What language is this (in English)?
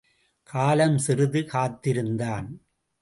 Tamil